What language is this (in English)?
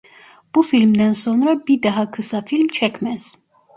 Turkish